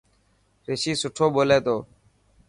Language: Dhatki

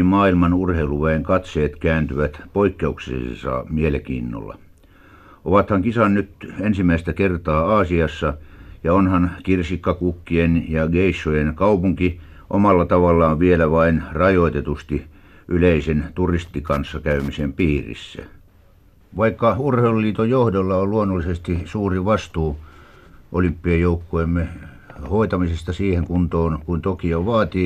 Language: Finnish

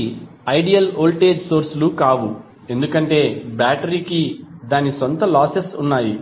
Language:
Telugu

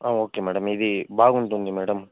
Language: Telugu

